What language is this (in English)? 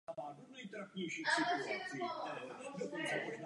Czech